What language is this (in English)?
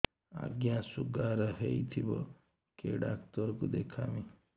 Odia